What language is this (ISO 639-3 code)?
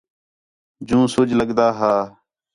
xhe